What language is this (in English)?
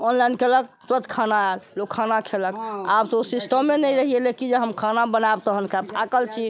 Maithili